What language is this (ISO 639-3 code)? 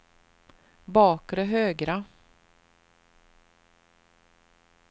swe